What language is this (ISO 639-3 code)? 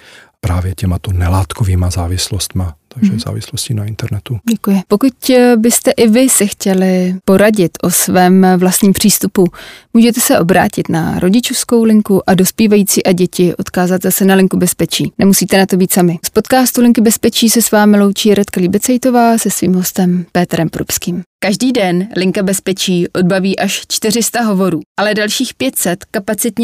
ces